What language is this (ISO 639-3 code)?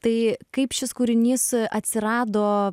lit